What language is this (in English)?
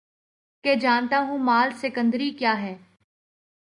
Urdu